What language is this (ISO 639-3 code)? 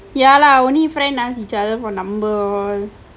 eng